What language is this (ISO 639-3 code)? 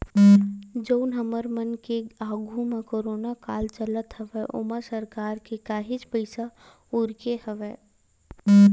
hne